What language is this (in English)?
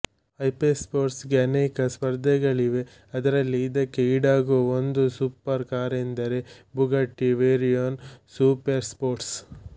Kannada